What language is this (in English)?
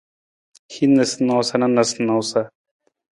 Nawdm